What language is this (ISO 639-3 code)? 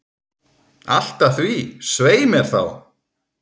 isl